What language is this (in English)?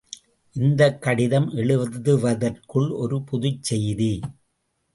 Tamil